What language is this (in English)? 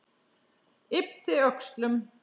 Icelandic